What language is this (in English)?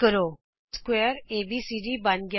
Punjabi